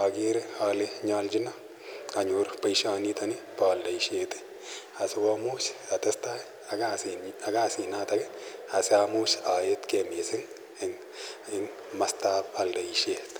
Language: Kalenjin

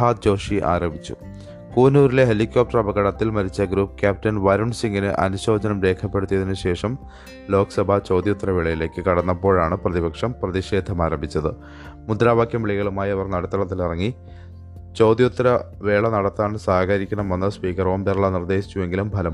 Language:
Malayalam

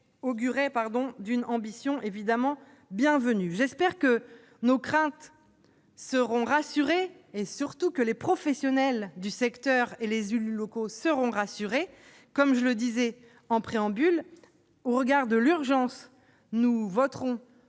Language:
French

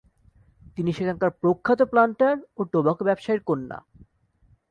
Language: Bangla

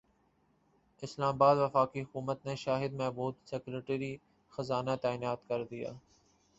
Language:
Urdu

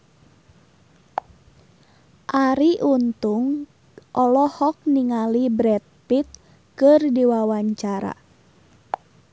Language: Sundanese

